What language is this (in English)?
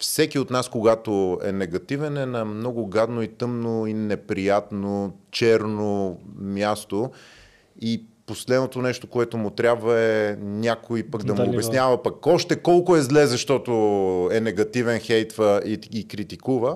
Bulgarian